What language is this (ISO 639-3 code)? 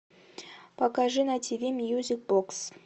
rus